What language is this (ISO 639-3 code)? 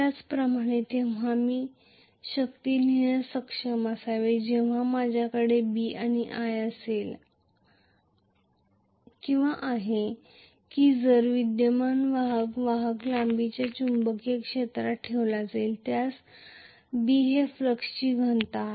mar